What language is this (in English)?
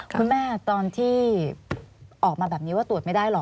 Thai